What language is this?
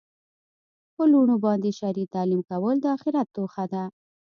Pashto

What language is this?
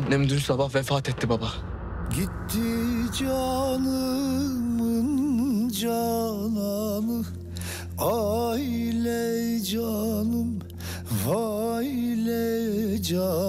Turkish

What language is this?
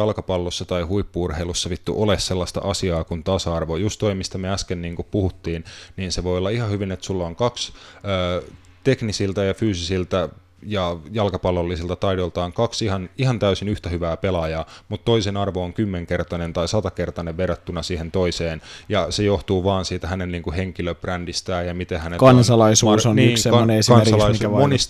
Finnish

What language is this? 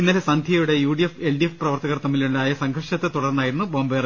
Malayalam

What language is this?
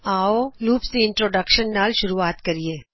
Punjabi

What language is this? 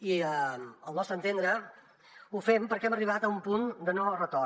Catalan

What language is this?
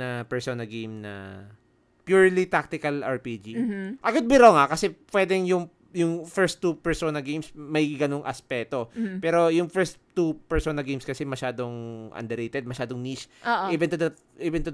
Filipino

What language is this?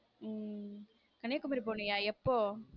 Tamil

